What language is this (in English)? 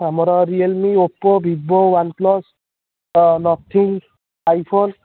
Odia